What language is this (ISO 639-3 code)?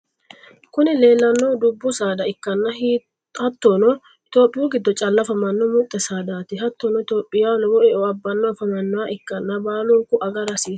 sid